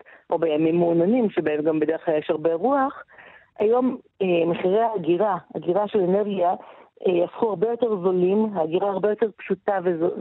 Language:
Hebrew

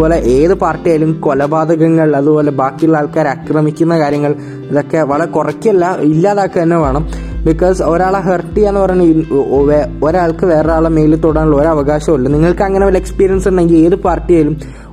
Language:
Malayalam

